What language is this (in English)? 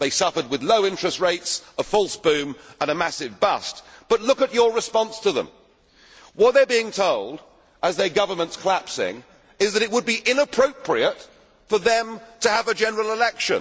English